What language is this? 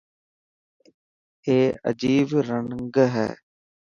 Dhatki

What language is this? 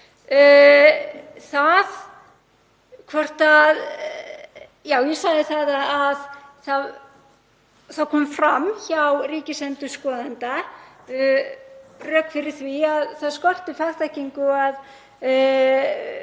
Icelandic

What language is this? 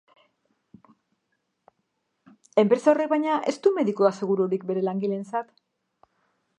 Basque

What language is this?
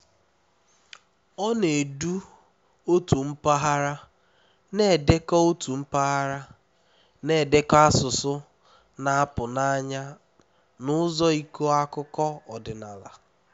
Igbo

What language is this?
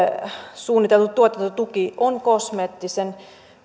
Finnish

